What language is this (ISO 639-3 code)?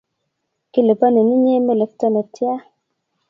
kln